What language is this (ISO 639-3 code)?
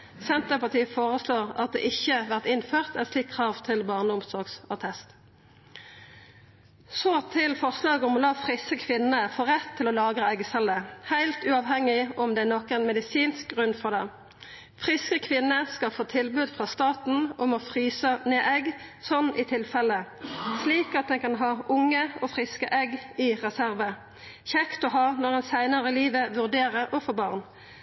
nno